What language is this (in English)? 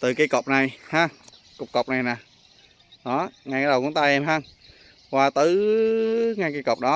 Vietnamese